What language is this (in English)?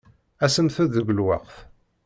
Kabyle